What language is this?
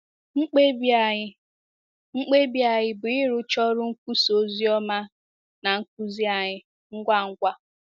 Igbo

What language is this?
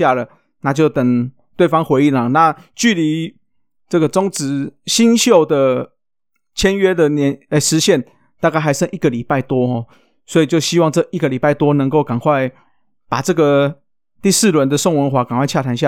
Chinese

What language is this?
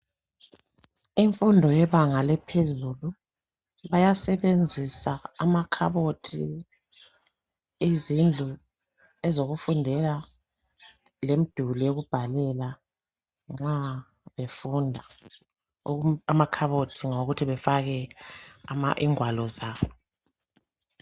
North Ndebele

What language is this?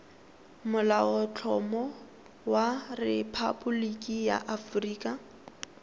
Tswana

